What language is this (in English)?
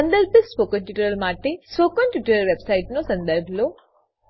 Gujarati